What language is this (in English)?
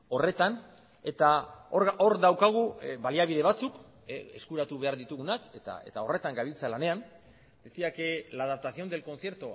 Basque